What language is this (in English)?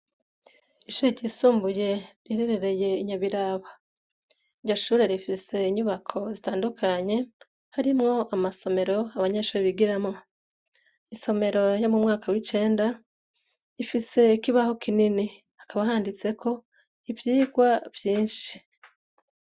Rundi